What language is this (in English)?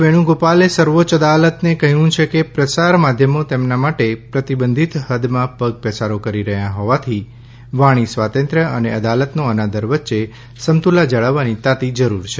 Gujarati